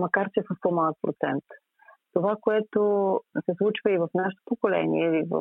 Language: Bulgarian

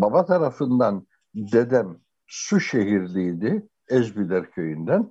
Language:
Turkish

